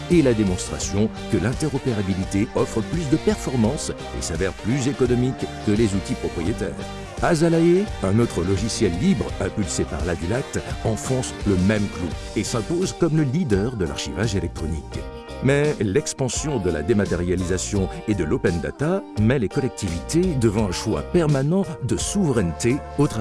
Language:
French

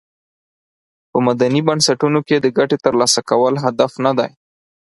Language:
Pashto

